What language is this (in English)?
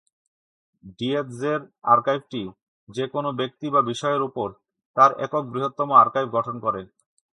Bangla